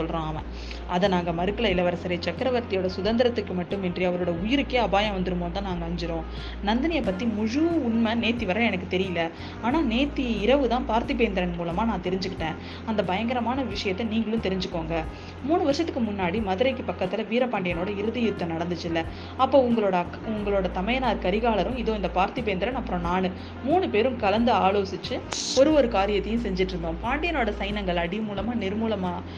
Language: Tamil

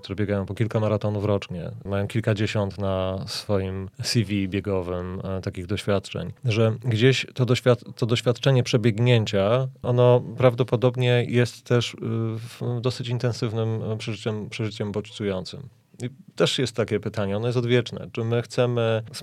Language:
Polish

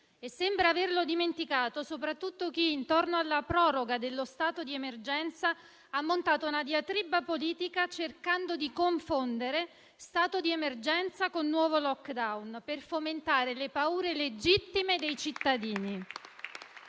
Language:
Italian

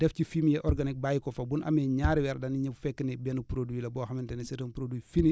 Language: Wolof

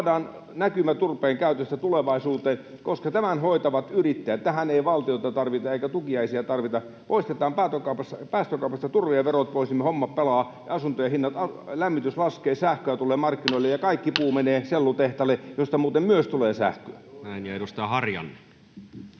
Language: Finnish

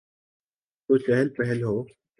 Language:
Urdu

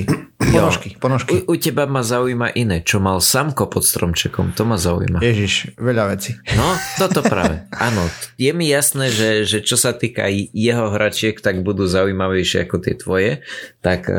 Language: Slovak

